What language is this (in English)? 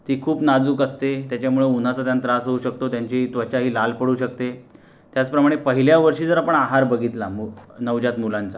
Marathi